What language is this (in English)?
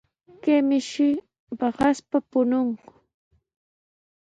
Sihuas Ancash Quechua